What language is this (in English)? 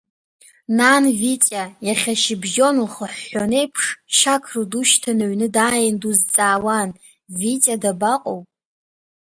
Abkhazian